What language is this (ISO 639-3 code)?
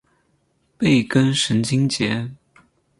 zho